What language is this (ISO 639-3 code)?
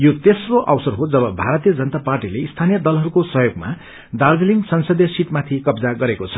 nep